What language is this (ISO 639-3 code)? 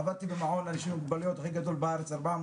heb